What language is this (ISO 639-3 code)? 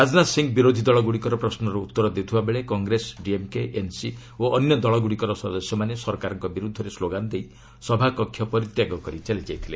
ori